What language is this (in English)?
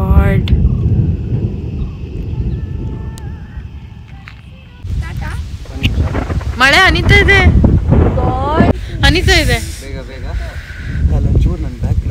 Kannada